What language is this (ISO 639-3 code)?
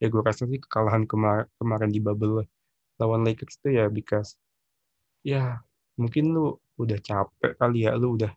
ind